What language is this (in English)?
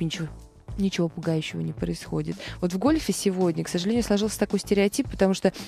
Russian